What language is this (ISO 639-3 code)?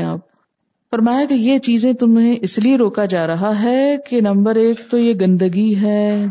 urd